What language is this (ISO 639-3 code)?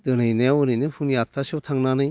brx